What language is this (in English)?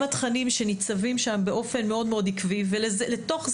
Hebrew